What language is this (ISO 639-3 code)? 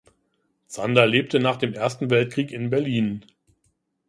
deu